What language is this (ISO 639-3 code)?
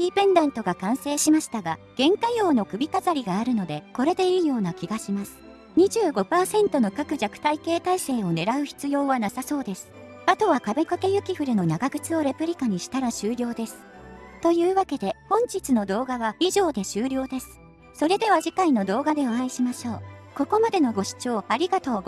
jpn